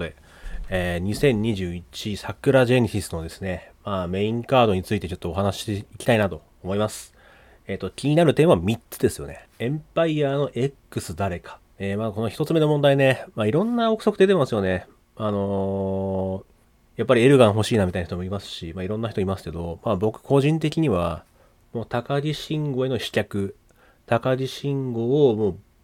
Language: Japanese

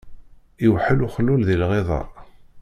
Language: Kabyle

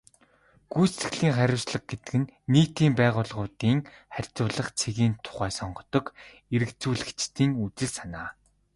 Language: Mongolian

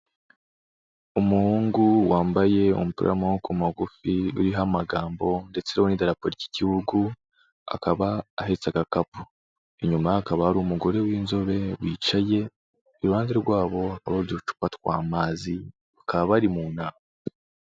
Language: Kinyarwanda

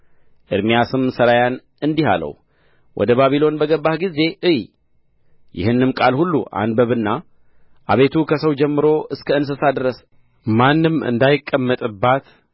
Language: Amharic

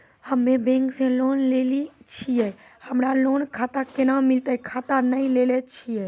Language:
Maithili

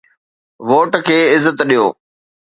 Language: Sindhi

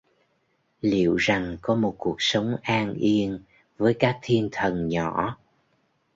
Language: Vietnamese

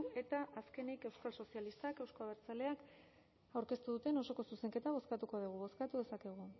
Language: Basque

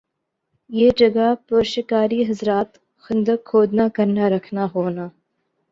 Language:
Urdu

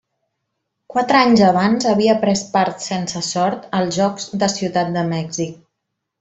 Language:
Catalan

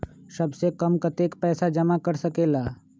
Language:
Magahi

